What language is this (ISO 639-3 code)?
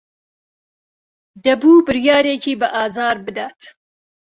ckb